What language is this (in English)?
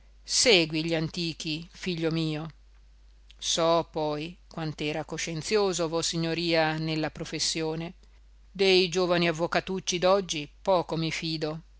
Italian